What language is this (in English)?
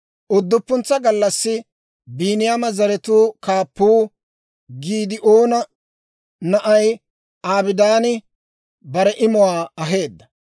Dawro